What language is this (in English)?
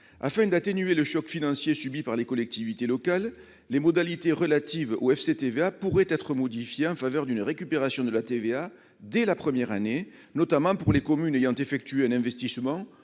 French